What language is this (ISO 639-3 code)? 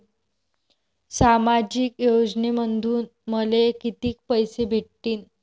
mar